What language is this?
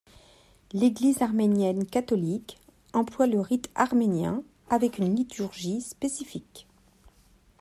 French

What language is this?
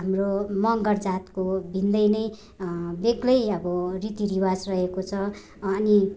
Nepali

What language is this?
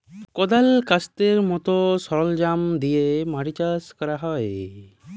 Bangla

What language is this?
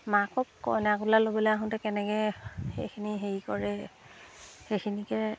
Assamese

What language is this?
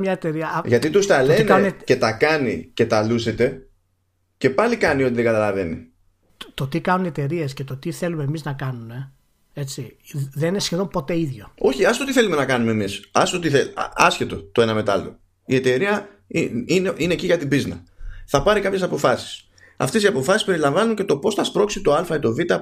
Greek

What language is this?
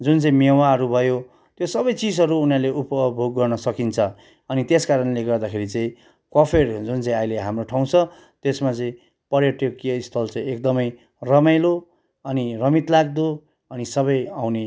Nepali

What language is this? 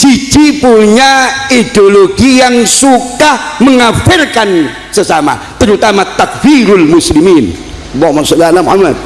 Indonesian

